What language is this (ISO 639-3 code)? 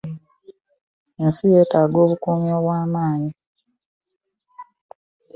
lug